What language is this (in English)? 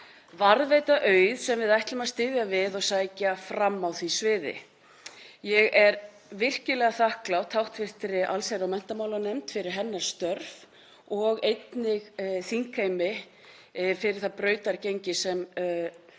Icelandic